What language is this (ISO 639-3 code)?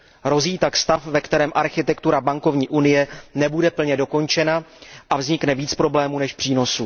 ces